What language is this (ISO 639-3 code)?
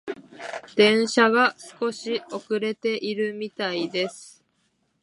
jpn